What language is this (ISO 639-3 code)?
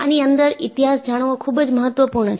guj